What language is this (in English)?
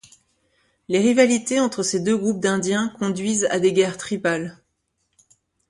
French